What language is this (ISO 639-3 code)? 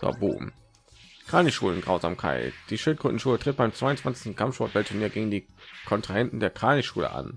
deu